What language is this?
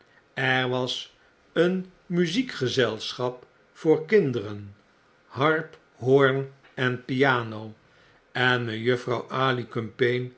Dutch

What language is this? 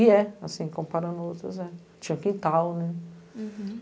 Portuguese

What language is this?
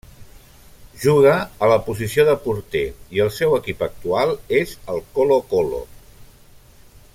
Catalan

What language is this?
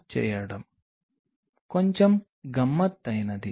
Telugu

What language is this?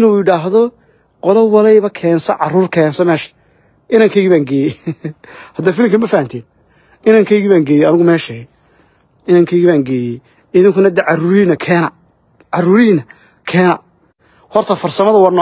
Arabic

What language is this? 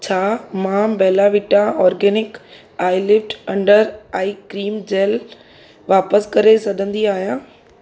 Sindhi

